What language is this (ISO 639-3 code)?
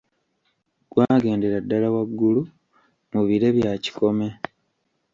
lug